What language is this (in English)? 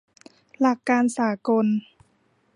Thai